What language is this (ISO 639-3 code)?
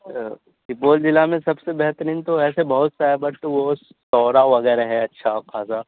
urd